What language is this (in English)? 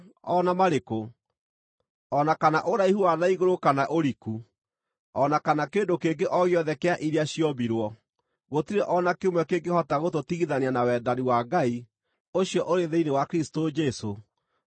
Kikuyu